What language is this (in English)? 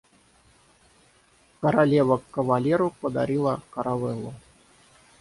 Russian